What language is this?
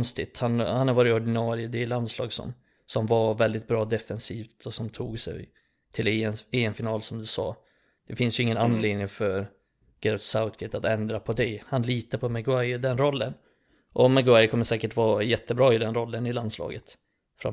Swedish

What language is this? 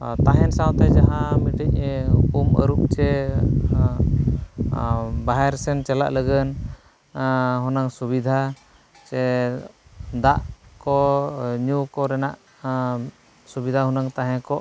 Santali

